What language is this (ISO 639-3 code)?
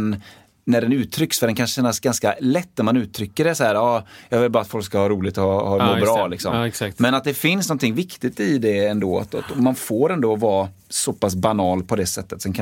swe